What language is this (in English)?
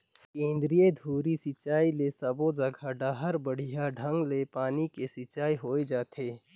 Chhattisgarhi